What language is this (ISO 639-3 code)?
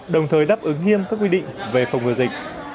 vie